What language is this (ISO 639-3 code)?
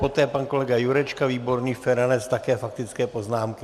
ces